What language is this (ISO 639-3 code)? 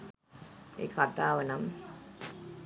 sin